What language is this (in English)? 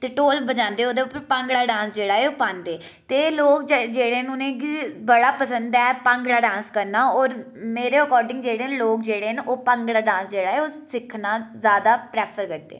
Dogri